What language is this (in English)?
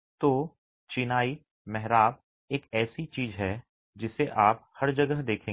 Hindi